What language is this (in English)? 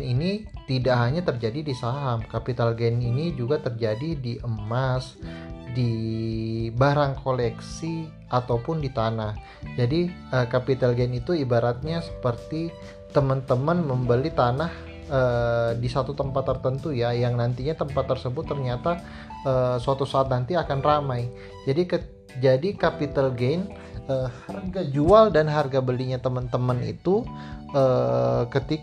Indonesian